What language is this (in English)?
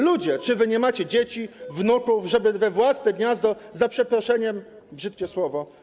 Polish